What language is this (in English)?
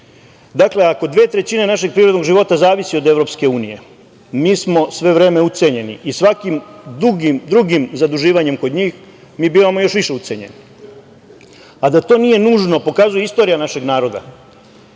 Serbian